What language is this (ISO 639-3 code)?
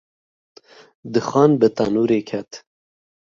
kur